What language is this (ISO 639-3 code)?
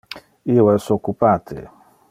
ina